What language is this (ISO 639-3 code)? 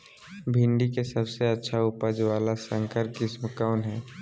mag